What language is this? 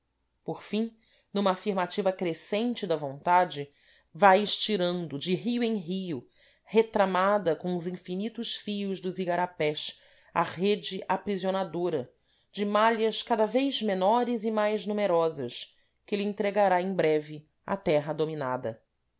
Portuguese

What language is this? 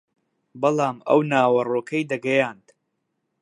Central Kurdish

